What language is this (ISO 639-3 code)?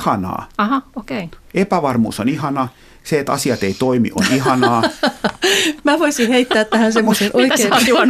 fin